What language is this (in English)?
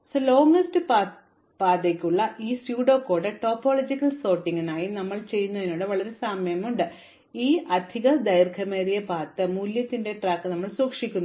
Malayalam